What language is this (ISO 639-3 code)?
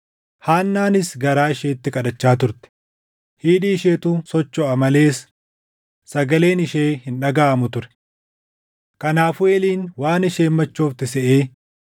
orm